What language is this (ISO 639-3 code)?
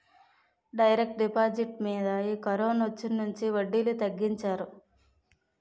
tel